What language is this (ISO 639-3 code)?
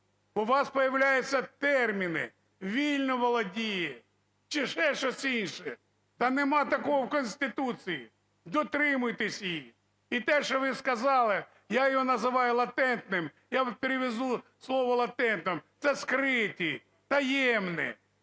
ukr